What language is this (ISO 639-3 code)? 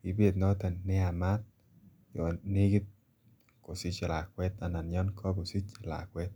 kln